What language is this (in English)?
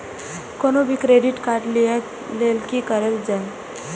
Maithili